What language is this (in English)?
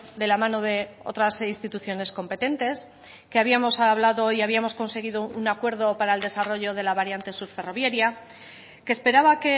Spanish